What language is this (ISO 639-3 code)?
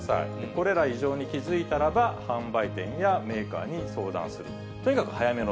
jpn